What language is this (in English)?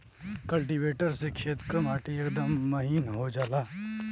Bhojpuri